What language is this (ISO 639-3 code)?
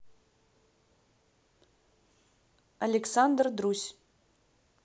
rus